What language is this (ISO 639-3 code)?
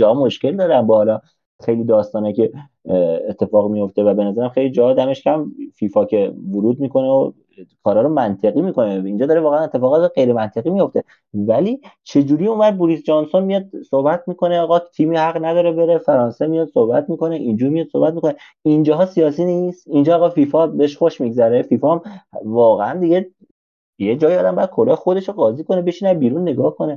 fas